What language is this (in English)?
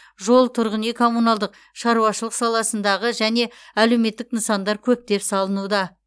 Kazakh